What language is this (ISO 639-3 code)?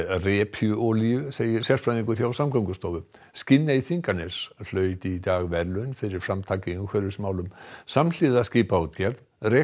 isl